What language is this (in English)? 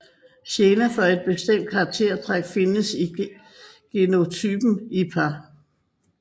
Danish